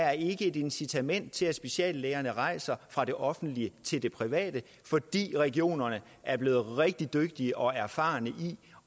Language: Danish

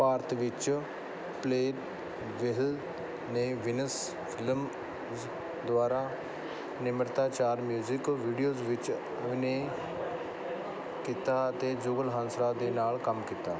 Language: Punjabi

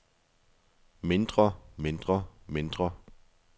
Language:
Danish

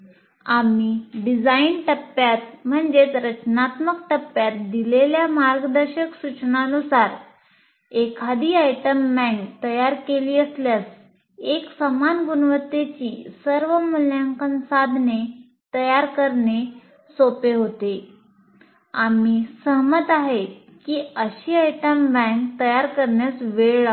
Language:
Marathi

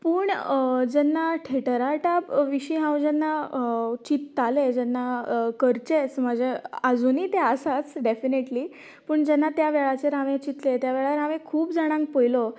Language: Konkani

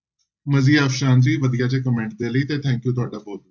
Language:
Punjabi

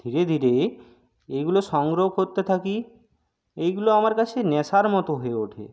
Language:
Bangla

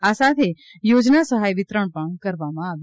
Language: Gujarati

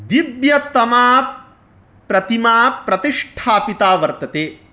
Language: Sanskrit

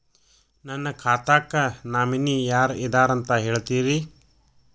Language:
Kannada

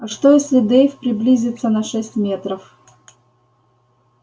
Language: Russian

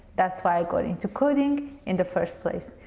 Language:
English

